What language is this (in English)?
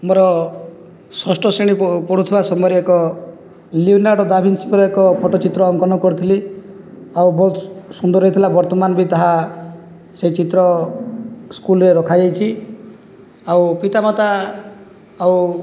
Odia